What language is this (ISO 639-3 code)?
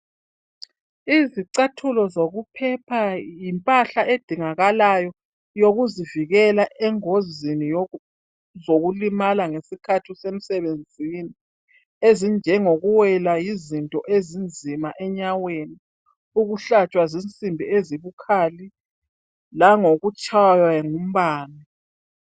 nde